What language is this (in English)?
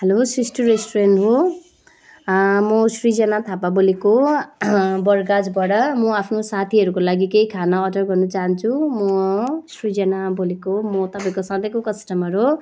Nepali